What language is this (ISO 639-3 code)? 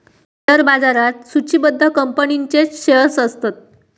mar